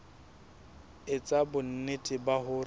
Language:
Southern Sotho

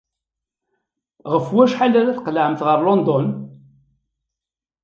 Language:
Kabyle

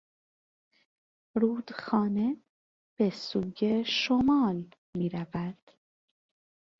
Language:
Persian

